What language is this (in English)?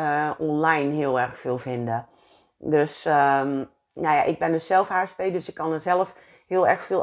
Dutch